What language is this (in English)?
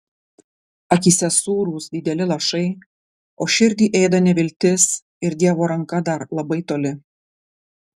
Lithuanian